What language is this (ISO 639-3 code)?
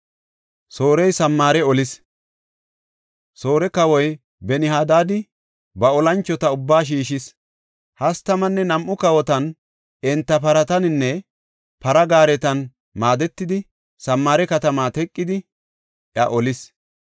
gof